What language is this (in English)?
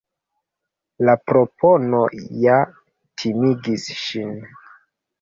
Esperanto